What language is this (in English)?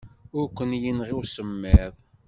Kabyle